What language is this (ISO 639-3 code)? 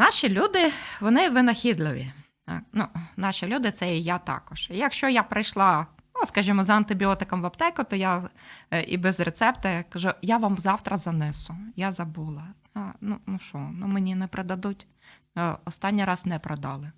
ukr